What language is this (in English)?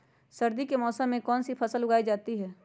Magahi